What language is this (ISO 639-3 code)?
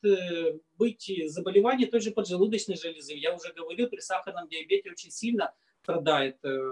rus